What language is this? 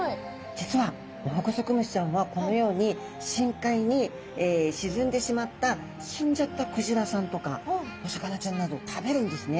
Japanese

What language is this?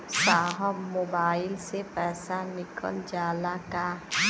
Bhojpuri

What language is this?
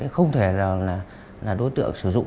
Vietnamese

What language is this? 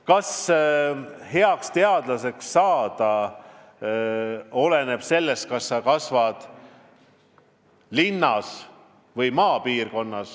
Estonian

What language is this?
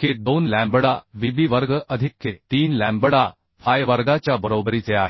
Marathi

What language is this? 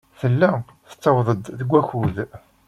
Kabyle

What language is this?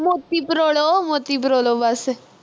Punjabi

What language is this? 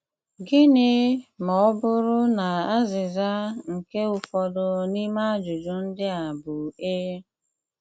Igbo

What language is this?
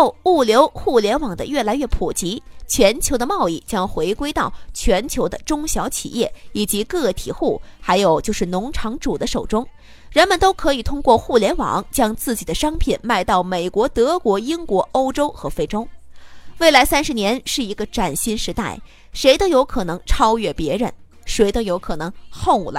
Chinese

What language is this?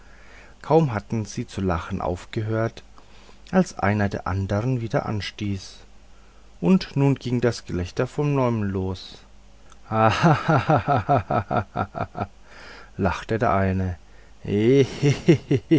German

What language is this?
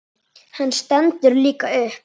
Icelandic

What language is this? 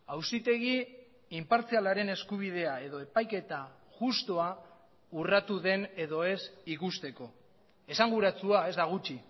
Basque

